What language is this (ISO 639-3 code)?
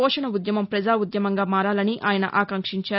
tel